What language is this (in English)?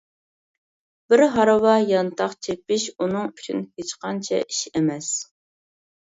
Uyghur